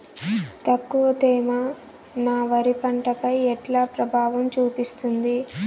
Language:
Telugu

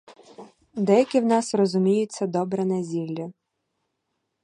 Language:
Ukrainian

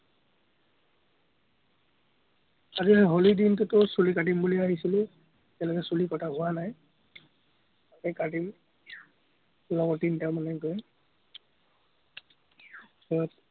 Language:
Assamese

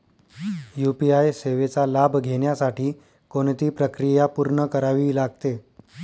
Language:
Marathi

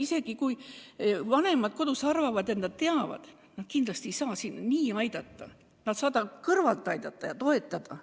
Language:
Estonian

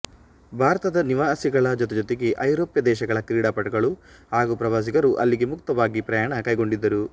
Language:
Kannada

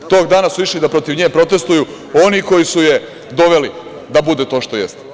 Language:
Serbian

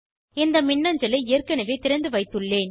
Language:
Tamil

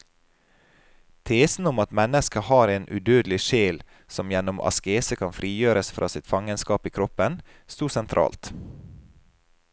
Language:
Norwegian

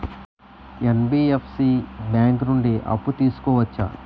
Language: Telugu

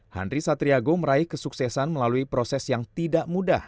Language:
Indonesian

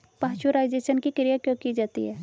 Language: Hindi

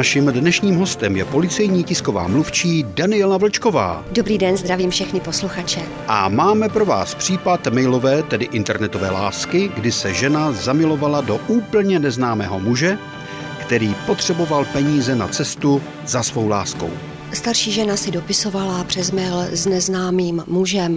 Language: Czech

